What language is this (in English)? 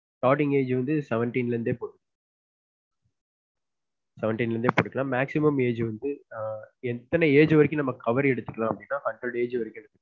Tamil